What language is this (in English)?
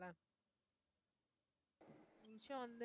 Tamil